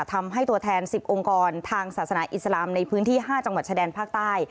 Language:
Thai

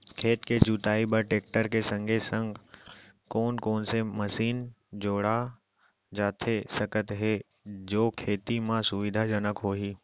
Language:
Chhattisgarhi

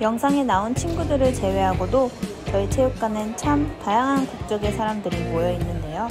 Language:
Korean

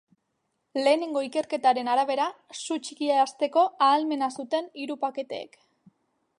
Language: Basque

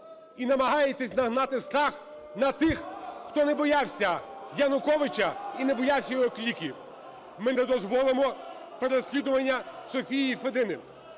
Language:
Ukrainian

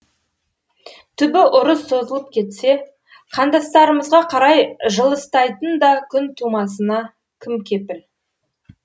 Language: Kazakh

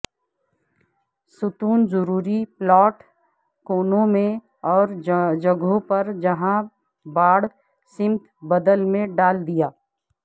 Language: Urdu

